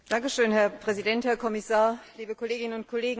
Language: German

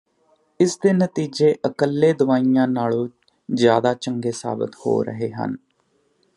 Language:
Punjabi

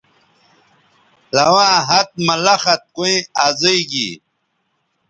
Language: Bateri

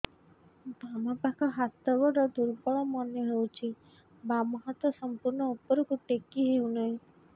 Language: Odia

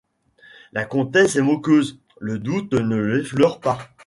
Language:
French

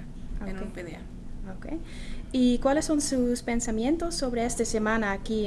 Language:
Spanish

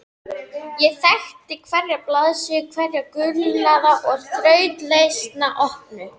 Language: Icelandic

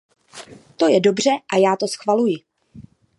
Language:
Czech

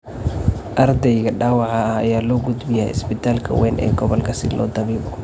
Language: Somali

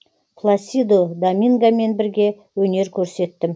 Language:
Kazakh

